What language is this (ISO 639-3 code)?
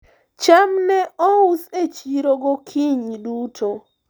luo